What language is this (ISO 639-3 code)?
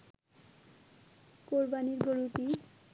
ben